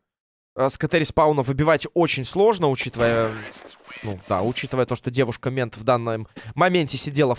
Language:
Russian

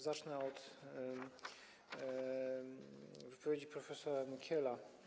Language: Polish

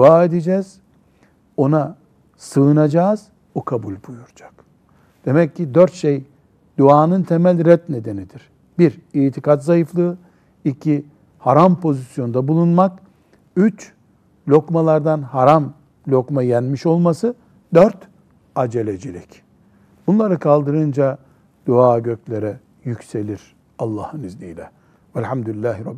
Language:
Turkish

